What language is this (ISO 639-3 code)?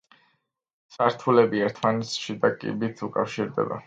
kat